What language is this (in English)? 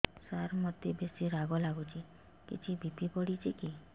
Odia